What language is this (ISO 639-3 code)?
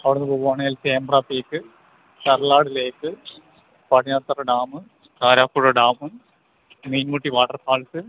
mal